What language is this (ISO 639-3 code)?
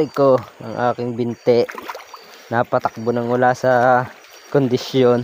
fil